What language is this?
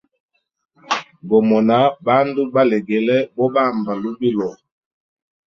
Hemba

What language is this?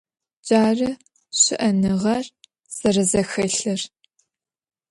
Adyghe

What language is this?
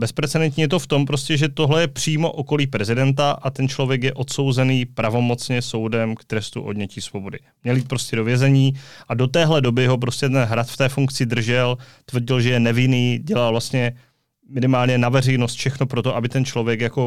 Czech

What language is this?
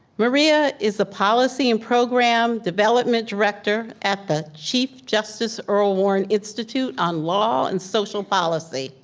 English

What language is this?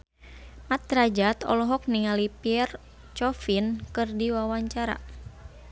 Sundanese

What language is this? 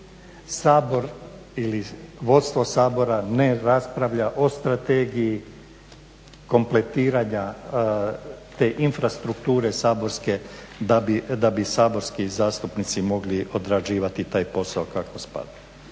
Croatian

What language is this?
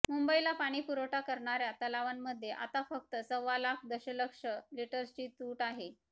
Marathi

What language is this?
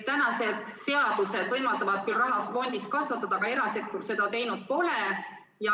Estonian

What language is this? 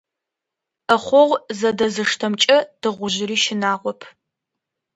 Adyghe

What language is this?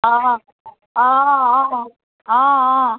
Assamese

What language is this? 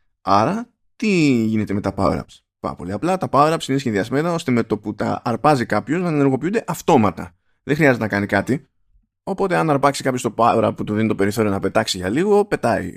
Greek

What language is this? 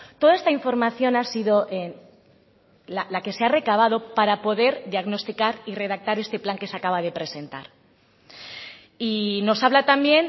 Spanish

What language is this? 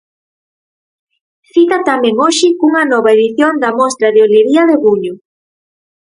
Galician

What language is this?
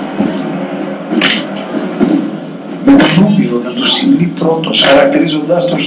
Greek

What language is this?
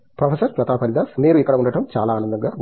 Telugu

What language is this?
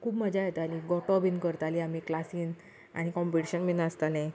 Konkani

